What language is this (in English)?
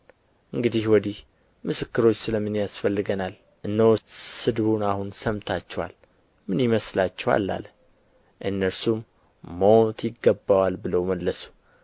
Amharic